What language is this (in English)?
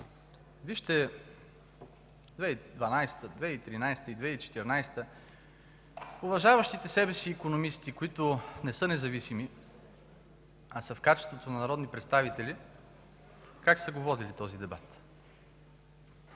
Bulgarian